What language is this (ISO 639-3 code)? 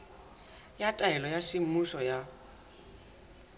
sot